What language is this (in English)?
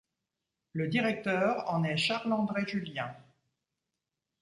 French